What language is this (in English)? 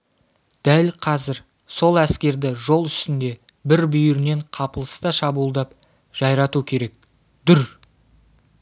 Kazakh